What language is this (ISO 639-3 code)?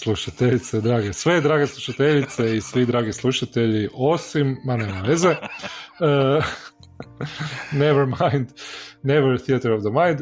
hrv